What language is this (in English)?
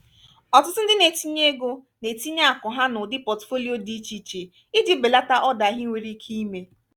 Igbo